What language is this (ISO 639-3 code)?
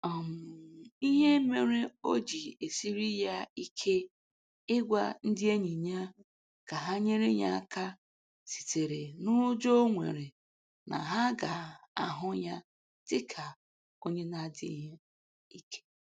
ibo